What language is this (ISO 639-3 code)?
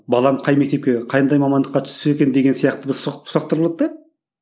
kaz